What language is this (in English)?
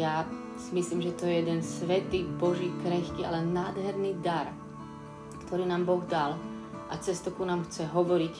Slovak